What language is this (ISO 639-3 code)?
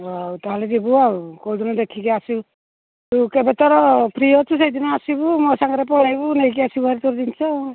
ori